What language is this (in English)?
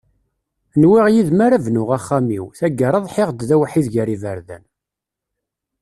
Kabyle